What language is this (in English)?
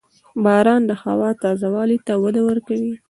Pashto